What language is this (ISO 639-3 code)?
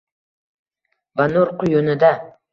uzb